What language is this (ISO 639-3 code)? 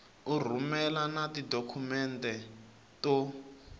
tso